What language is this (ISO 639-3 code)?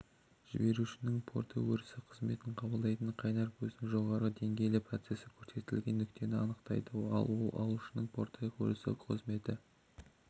kaz